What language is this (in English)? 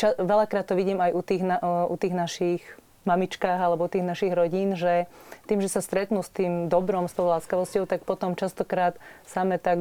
Slovak